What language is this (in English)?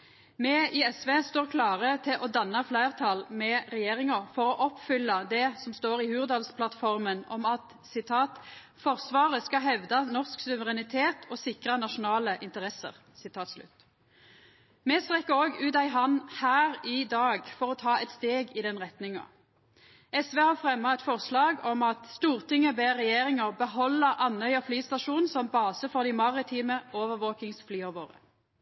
Norwegian Nynorsk